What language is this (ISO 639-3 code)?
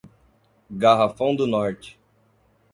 por